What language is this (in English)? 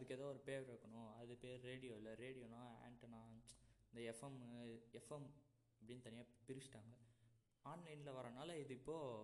Tamil